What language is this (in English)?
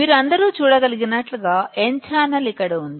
Telugu